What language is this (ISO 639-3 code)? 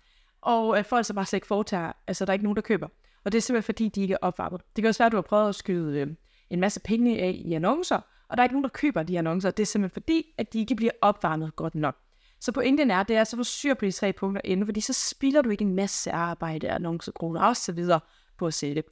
dan